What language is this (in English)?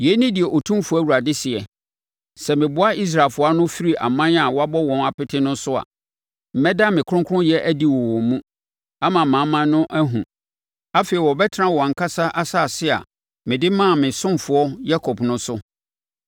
Akan